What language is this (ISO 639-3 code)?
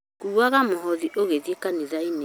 kik